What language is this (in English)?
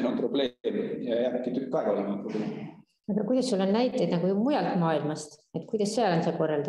Italian